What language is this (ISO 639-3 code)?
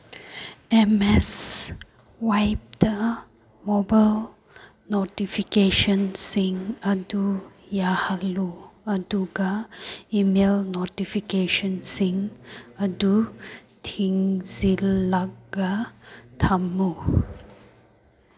mni